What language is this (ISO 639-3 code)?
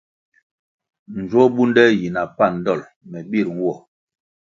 nmg